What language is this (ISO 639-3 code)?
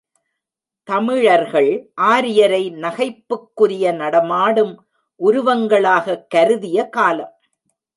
tam